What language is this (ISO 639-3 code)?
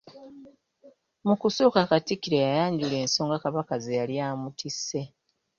lug